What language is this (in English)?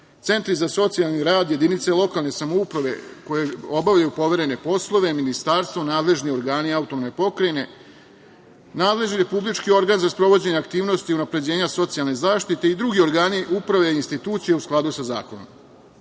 Serbian